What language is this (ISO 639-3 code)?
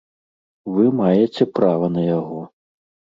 bel